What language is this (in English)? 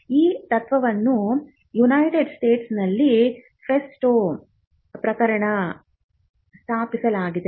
Kannada